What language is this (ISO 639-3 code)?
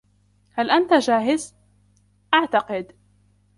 ara